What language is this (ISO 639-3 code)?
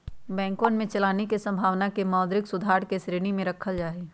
mag